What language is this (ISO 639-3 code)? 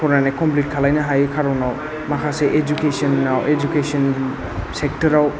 brx